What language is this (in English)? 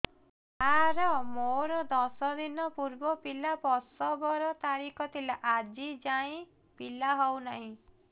Odia